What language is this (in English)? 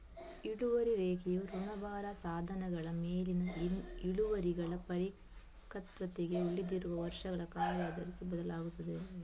Kannada